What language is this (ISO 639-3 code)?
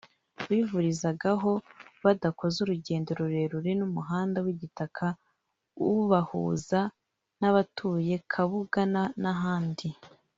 kin